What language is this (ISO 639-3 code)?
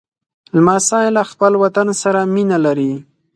pus